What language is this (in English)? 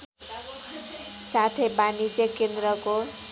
Nepali